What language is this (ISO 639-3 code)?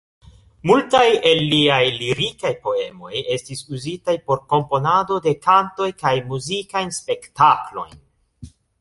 epo